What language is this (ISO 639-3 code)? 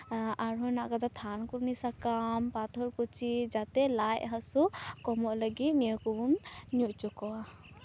sat